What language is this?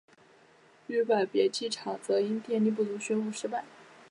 Chinese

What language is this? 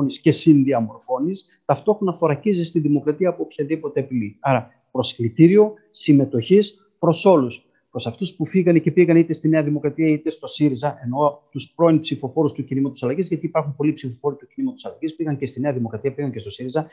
Greek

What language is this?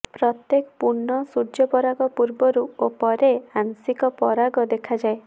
Odia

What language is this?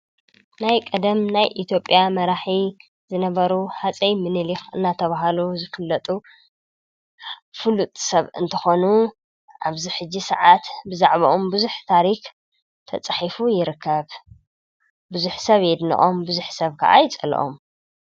Tigrinya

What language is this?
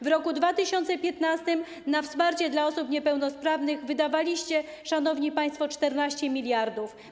Polish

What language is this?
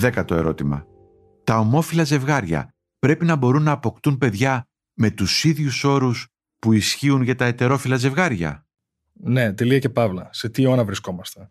Greek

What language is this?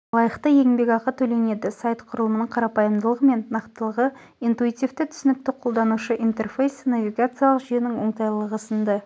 Kazakh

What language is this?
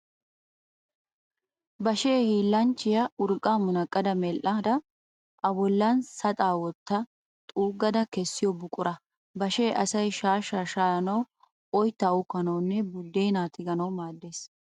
Wolaytta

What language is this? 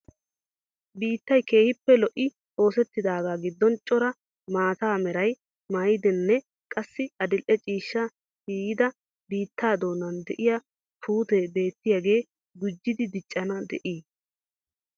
Wolaytta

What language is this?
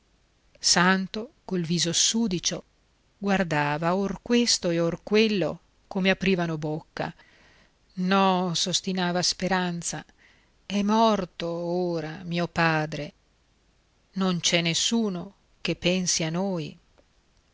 Italian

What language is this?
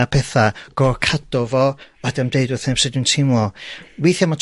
Welsh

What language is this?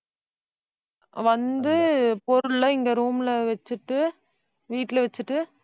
Tamil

